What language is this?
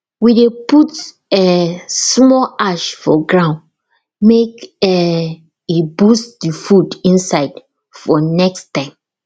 Nigerian Pidgin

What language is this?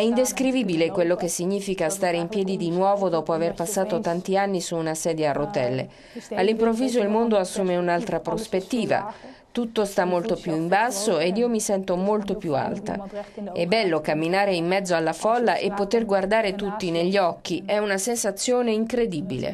Italian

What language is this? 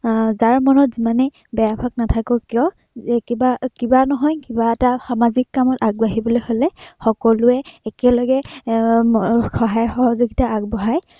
Assamese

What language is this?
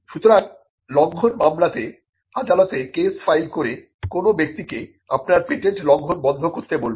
Bangla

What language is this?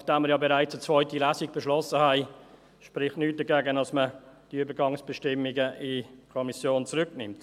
Swiss German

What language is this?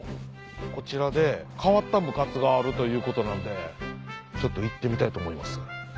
Japanese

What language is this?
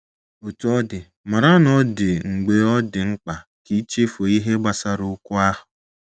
Igbo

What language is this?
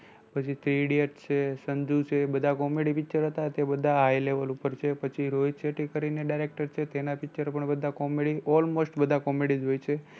Gujarati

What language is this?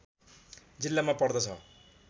Nepali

